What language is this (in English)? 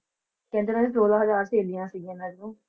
Punjabi